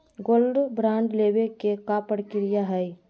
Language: Magahi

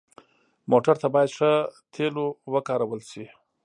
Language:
Pashto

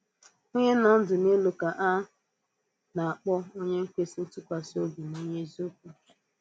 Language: Igbo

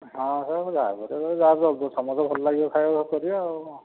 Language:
Odia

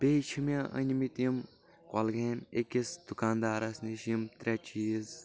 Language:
Kashmiri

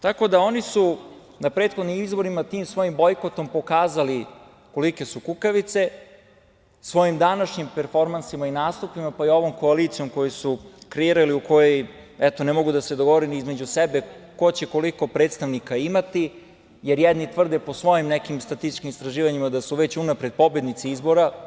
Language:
Serbian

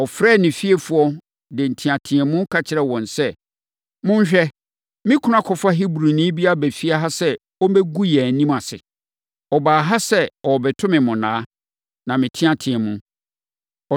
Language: Akan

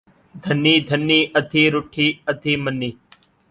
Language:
Saraiki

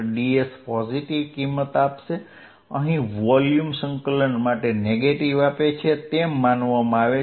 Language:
Gujarati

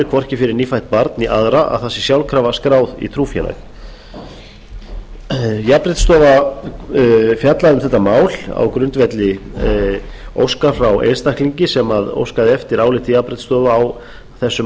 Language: Icelandic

